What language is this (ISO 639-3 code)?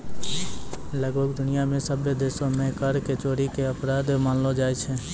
mai